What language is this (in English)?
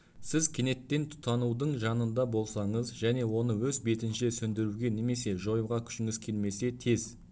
Kazakh